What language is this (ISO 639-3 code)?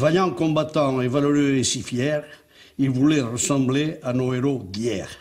fra